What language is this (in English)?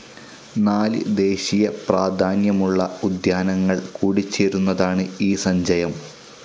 Malayalam